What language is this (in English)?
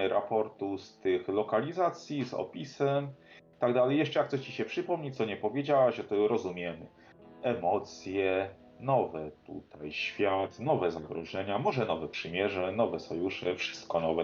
Polish